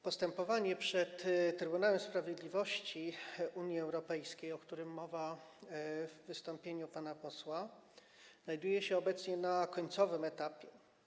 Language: Polish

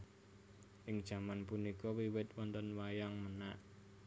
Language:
Javanese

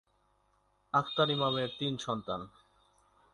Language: Bangla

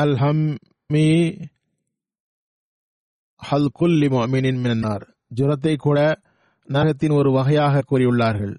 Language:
Tamil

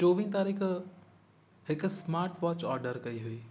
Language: Sindhi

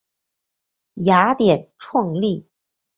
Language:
Chinese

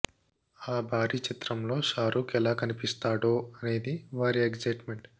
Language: Telugu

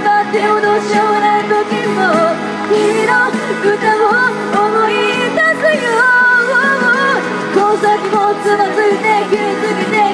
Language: Japanese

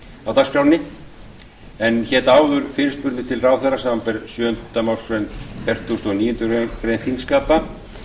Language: Icelandic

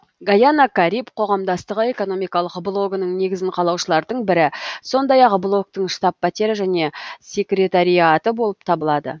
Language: Kazakh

